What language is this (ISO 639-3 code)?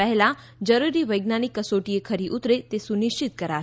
guj